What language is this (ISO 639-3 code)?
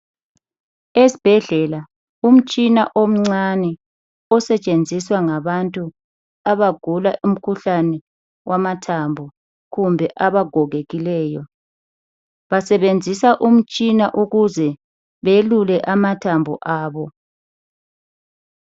nde